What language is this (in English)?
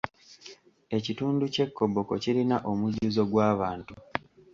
Ganda